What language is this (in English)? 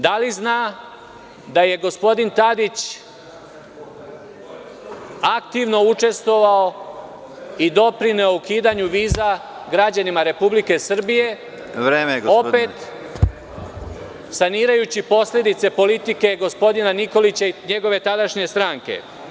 Serbian